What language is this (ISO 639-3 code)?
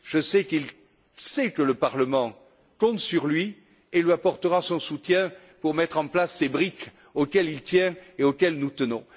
fra